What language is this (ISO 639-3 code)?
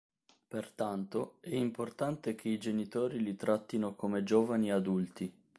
ita